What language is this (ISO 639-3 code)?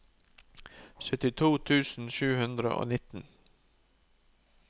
nor